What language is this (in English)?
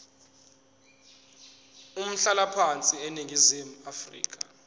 Zulu